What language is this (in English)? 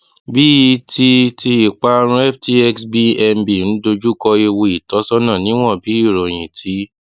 Yoruba